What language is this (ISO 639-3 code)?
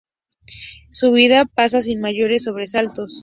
spa